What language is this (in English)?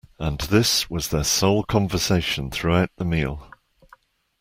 English